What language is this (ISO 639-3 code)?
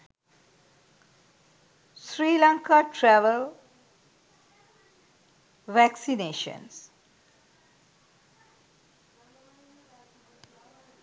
sin